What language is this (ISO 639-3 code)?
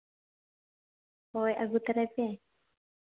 sat